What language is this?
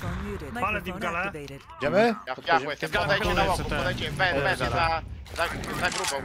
Polish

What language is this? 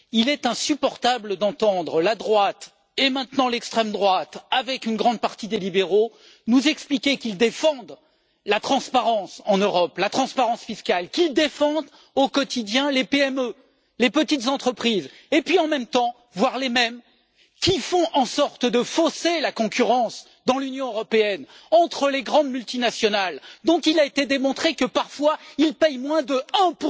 French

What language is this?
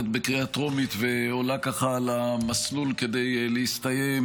Hebrew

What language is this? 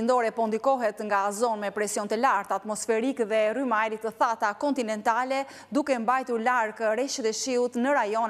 Romanian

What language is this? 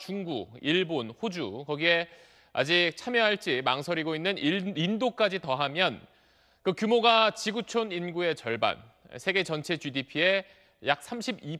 Korean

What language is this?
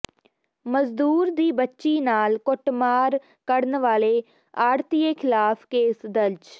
Punjabi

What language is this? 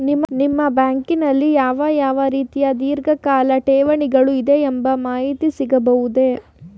Kannada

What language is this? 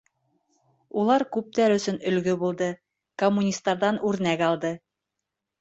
Bashkir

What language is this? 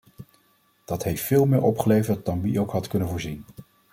Dutch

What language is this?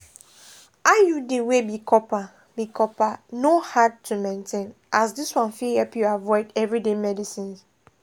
Nigerian Pidgin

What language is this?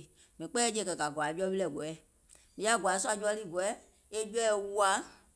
Gola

